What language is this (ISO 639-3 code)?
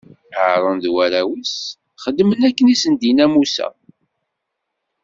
kab